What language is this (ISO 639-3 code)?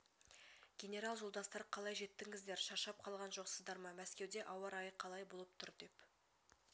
kaz